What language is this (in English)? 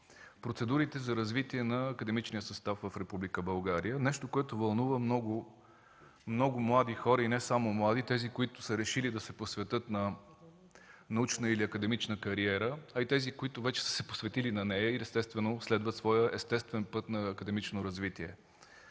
Bulgarian